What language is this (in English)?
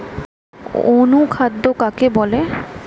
Bangla